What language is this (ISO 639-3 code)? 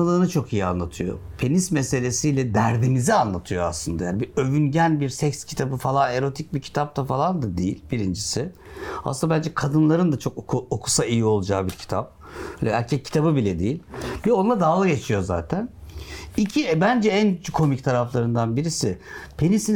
tur